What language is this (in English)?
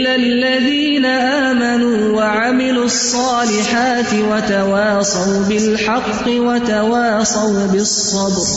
Urdu